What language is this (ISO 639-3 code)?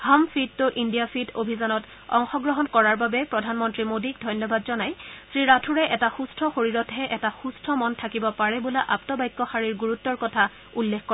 asm